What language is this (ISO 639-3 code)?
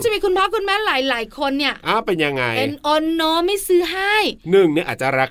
tha